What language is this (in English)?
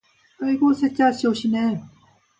Korean